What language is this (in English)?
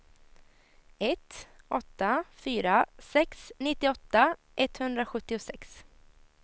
Swedish